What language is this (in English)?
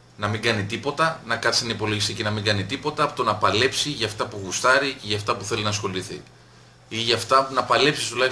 Greek